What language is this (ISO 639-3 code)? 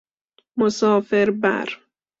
fas